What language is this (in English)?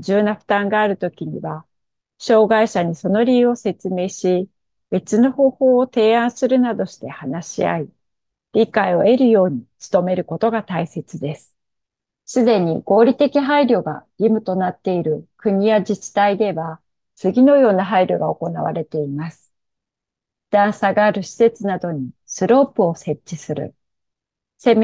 Japanese